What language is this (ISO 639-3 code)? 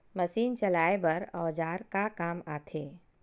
hne